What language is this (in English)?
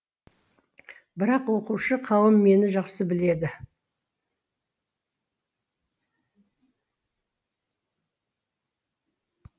Kazakh